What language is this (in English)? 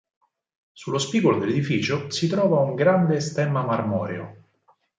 Italian